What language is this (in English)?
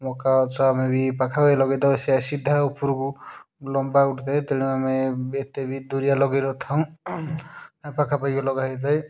Odia